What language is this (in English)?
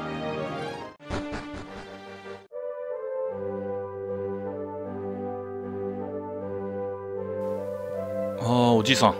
Japanese